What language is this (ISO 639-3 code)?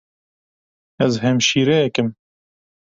kur